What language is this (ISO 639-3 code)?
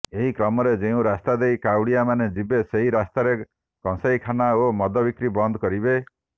ori